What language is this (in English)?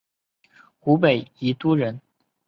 Chinese